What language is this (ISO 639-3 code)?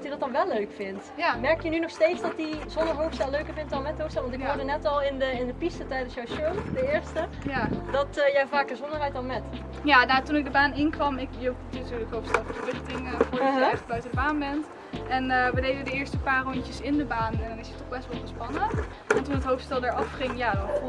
nld